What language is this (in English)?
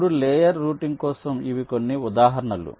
Telugu